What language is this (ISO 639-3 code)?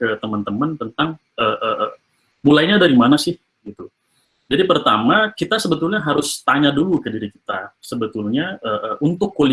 ind